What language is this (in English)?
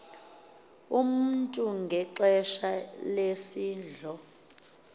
Xhosa